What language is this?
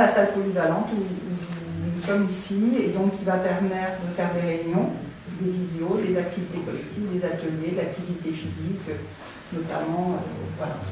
French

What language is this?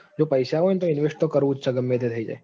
Gujarati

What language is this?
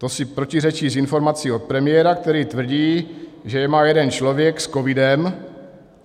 Czech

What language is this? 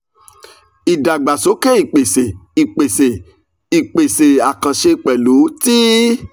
Yoruba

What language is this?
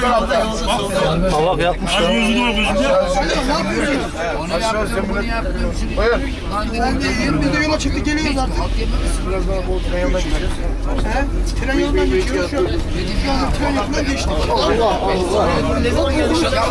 Turkish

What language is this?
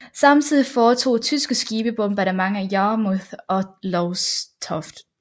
Danish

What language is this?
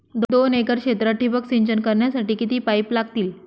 Marathi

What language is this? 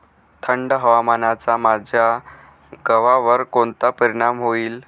Marathi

